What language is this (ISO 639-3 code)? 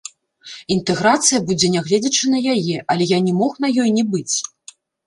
bel